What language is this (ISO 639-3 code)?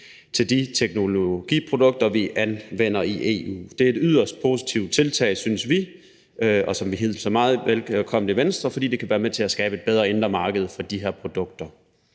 dan